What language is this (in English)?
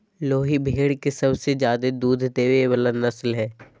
Magahi